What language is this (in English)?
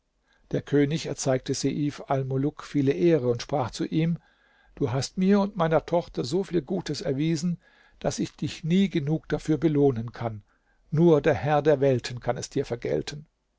German